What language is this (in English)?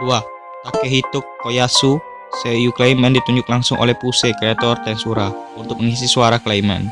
Indonesian